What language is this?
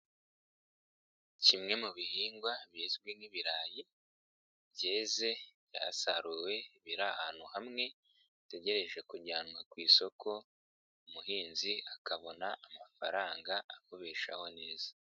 Kinyarwanda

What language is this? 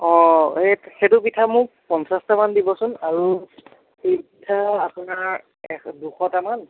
Assamese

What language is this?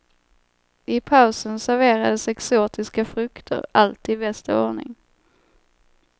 Swedish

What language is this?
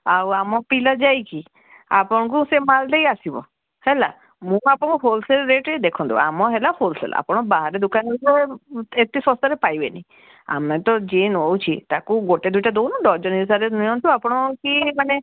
Odia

